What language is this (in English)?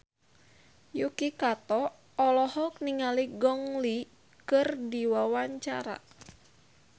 Sundanese